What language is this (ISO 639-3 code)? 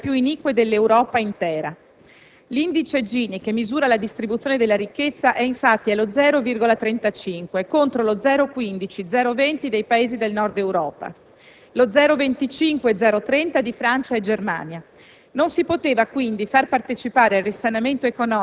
ita